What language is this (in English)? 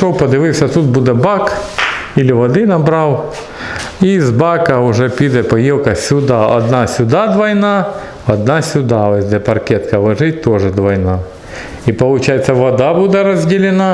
Russian